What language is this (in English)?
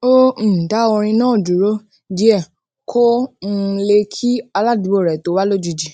Yoruba